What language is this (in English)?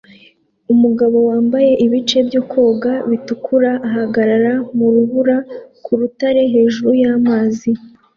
Kinyarwanda